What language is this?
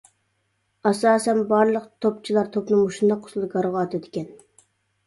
Uyghur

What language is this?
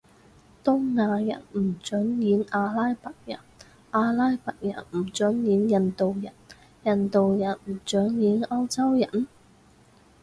Cantonese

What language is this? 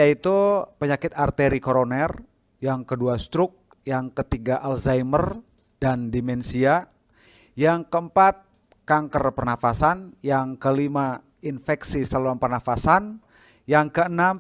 Indonesian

